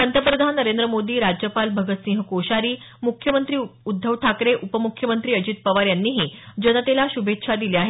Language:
Marathi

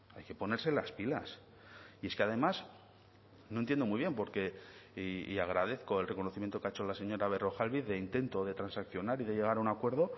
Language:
Spanish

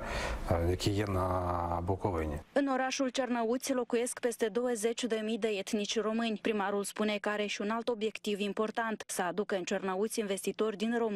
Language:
Romanian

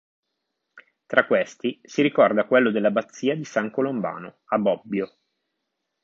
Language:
Italian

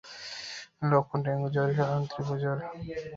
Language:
Bangla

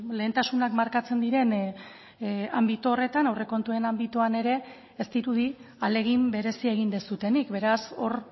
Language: Basque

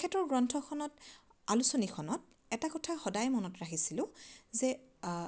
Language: Assamese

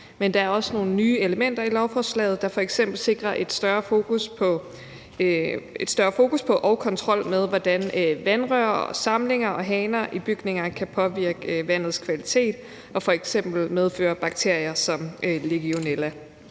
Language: Danish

